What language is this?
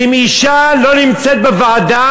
Hebrew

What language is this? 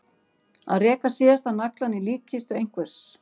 Icelandic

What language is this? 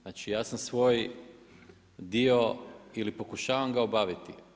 Croatian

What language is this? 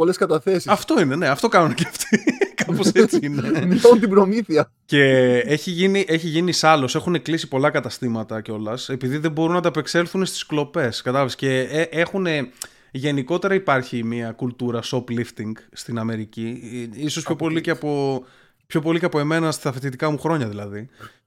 Greek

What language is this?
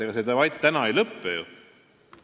Estonian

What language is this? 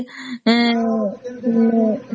Odia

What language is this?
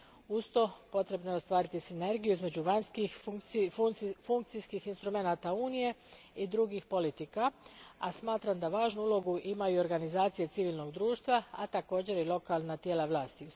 Croatian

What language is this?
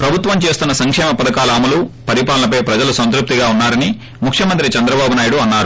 Telugu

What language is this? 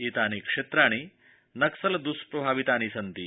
Sanskrit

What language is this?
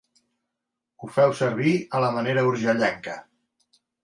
Catalan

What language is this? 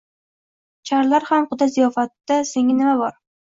Uzbek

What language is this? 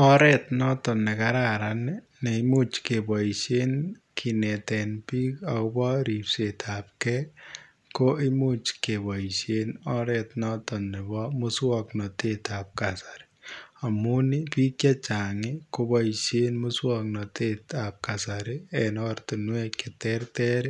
Kalenjin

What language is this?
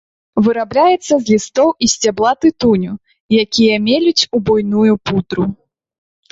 Belarusian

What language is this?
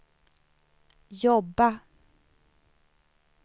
Swedish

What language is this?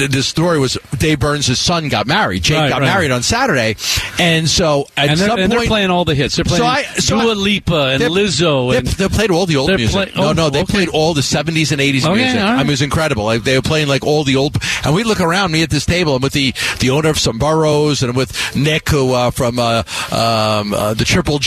English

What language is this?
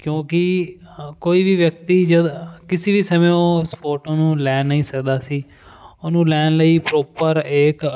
Punjabi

